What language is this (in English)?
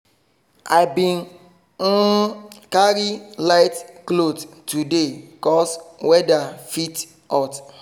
Nigerian Pidgin